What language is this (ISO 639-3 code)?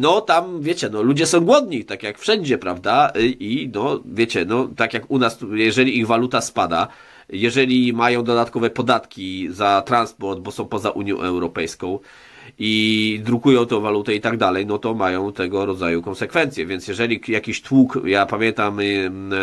pol